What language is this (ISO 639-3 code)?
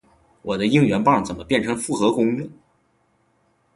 zho